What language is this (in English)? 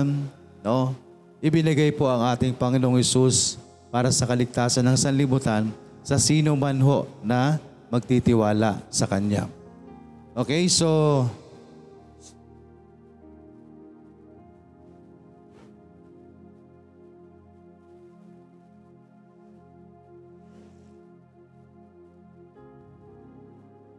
Filipino